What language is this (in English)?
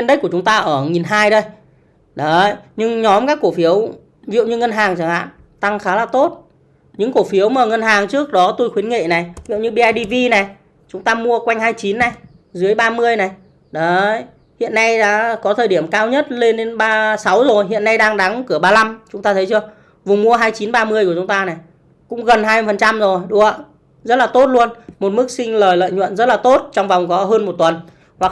Vietnamese